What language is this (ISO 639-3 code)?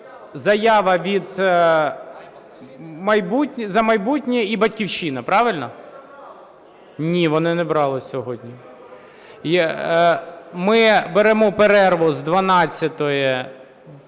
ukr